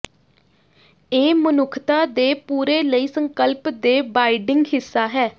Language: Punjabi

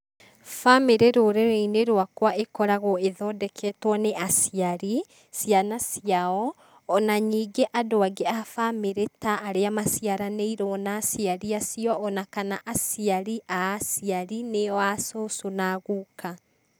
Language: Kikuyu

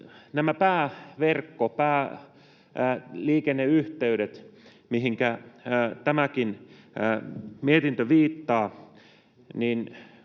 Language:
Finnish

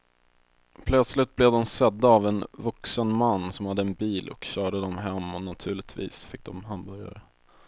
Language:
Swedish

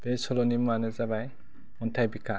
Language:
Bodo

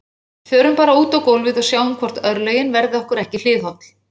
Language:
Icelandic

